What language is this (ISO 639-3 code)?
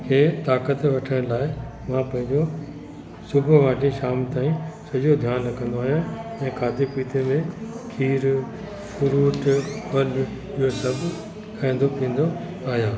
snd